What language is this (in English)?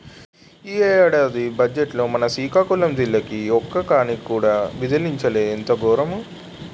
Telugu